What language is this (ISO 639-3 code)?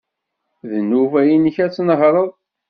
kab